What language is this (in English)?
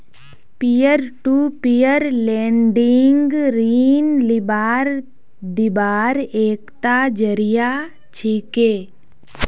Magahi